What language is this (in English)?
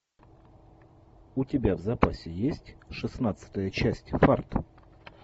Russian